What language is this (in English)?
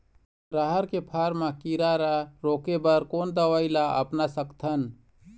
Chhattisgarhi